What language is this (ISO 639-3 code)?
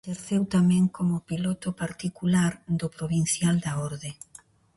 glg